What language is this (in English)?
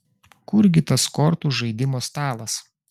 Lithuanian